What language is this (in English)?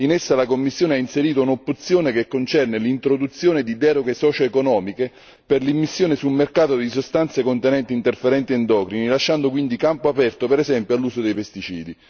Italian